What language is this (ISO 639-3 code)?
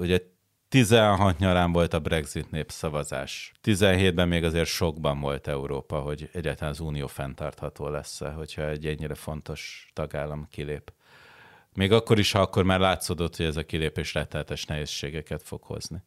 hun